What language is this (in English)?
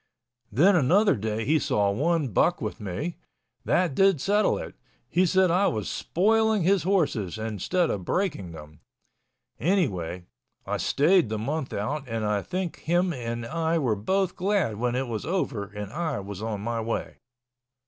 English